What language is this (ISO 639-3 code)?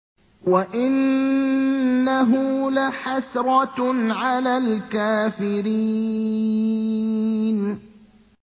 ara